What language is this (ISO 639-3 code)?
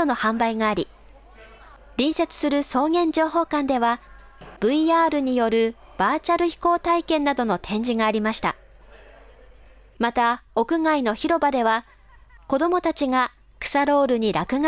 jpn